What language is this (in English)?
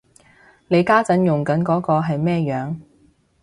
Cantonese